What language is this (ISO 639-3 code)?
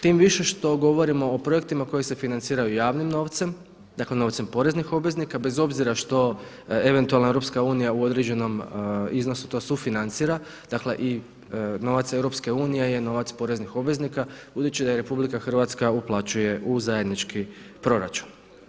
hrv